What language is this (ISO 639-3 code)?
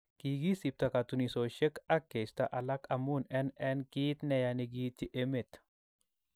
kln